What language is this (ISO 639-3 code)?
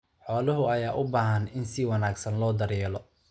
som